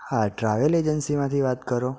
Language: Gujarati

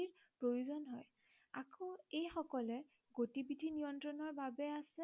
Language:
Assamese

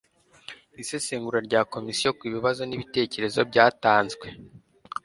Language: Kinyarwanda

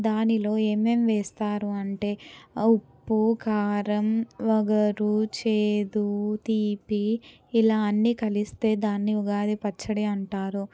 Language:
Telugu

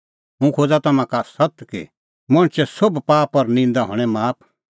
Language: Kullu Pahari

